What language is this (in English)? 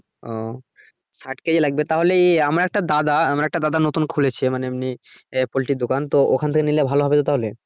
Bangla